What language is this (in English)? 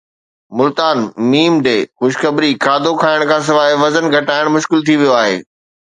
Sindhi